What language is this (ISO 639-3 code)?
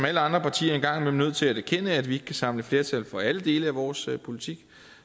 dan